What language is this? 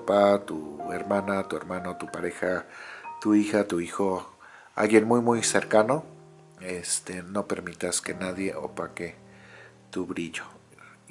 Spanish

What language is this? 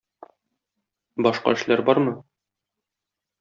Tatar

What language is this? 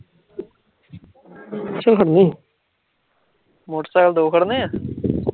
Punjabi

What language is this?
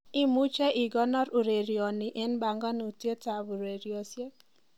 Kalenjin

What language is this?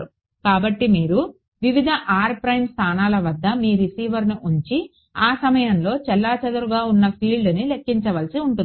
Telugu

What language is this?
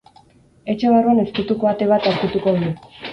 Basque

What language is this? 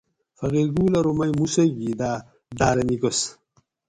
Gawri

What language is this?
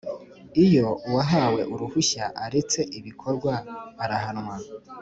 Kinyarwanda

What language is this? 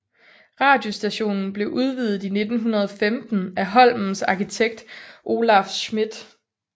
Danish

